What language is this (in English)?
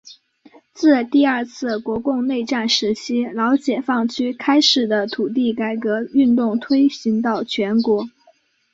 Chinese